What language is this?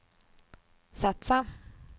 Swedish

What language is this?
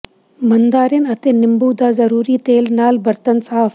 Punjabi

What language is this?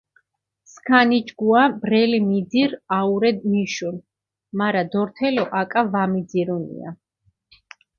Mingrelian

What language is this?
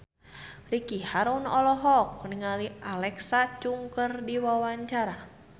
Sundanese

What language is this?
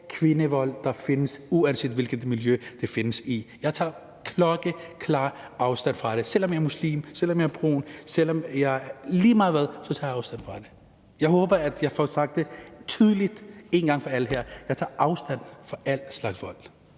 Danish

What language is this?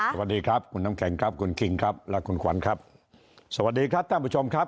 Thai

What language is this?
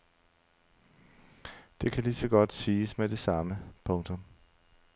Danish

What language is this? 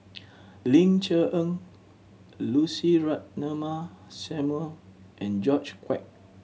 English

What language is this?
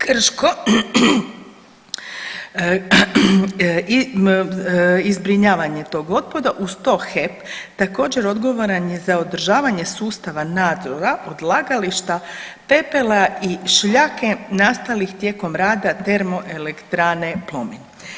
Croatian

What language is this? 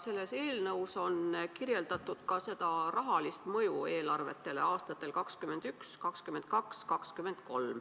Estonian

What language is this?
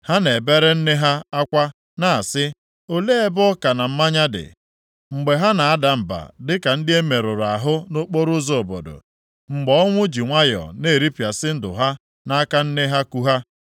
Igbo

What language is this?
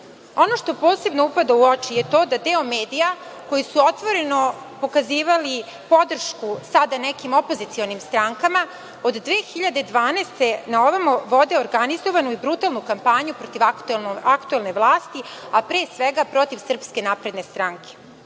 Serbian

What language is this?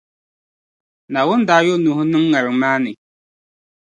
Dagbani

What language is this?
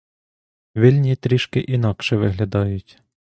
Ukrainian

